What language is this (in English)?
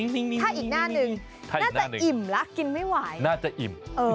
Thai